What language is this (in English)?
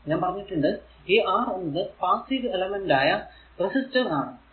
Malayalam